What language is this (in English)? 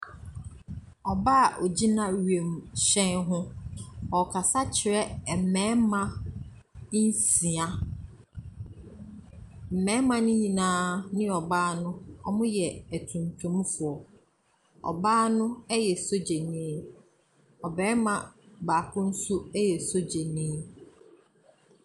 Akan